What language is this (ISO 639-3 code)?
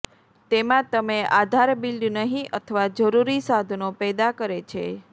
guj